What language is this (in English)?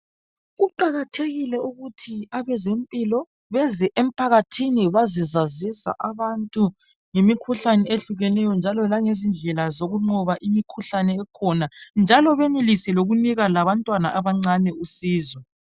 North Ndebele